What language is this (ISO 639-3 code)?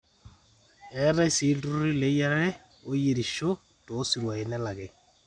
mas